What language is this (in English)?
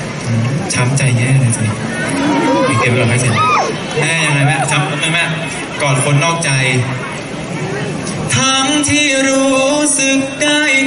Thai